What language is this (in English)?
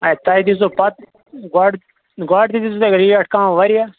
Kashmiri